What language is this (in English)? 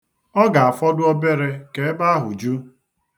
Igbo